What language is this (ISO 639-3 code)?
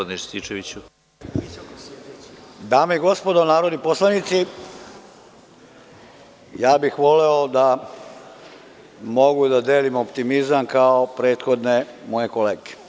srp